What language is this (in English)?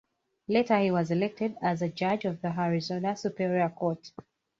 English